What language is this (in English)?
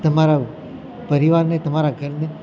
Gujarati